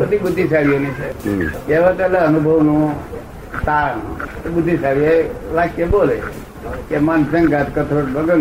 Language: Gujarati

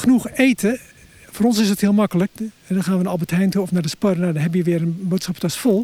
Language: Dutch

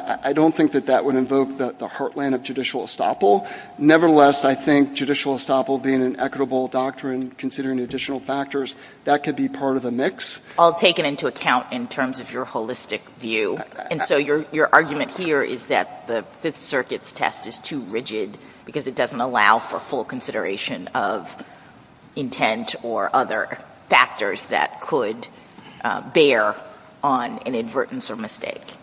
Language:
English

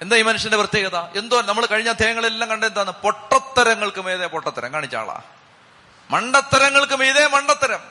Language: Malayalam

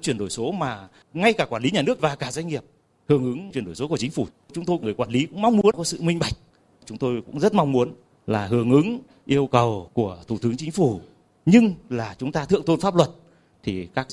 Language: Vietnamese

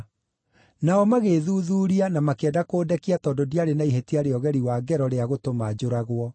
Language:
Kikuyu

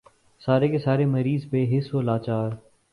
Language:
Urdu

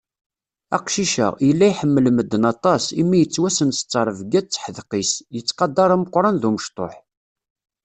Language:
Kabyle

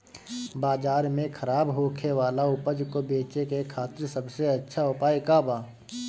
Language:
Bhojpuri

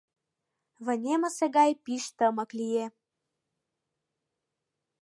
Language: Mari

